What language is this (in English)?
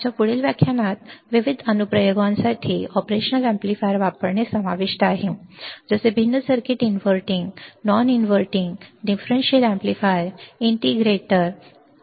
Marathi